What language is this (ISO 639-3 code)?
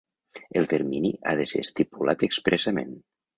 cat